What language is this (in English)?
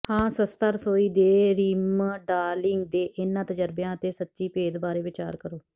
Punjabi